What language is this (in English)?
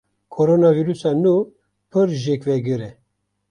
Kurdish